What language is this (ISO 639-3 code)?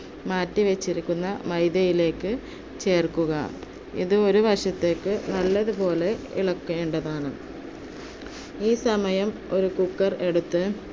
mal